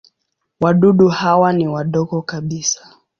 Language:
Swahili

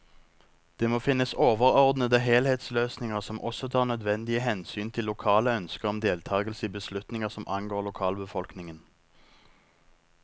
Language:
Norwegian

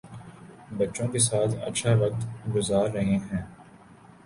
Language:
Urdu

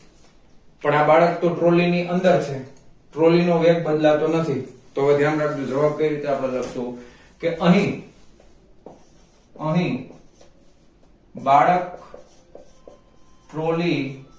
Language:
Gujarati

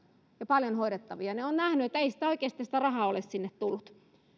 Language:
Finnish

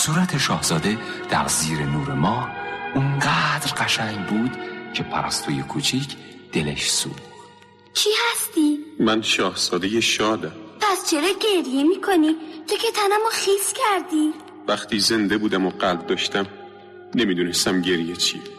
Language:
Persian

